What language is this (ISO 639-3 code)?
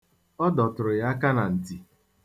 ibo